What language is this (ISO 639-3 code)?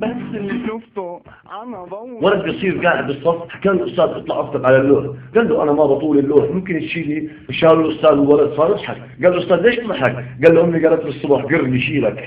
ara